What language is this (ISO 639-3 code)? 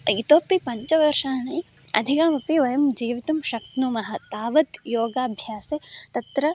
san